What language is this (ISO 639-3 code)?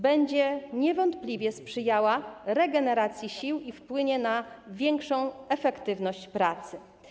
pol